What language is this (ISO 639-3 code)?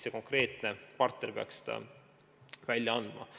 est